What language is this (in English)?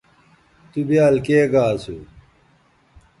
Bateri